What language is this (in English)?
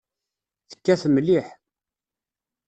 Kabyle